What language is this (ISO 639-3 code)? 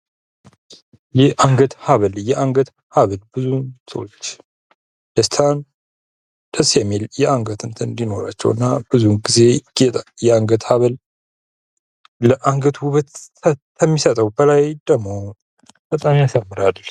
amh